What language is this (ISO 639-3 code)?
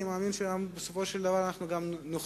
heb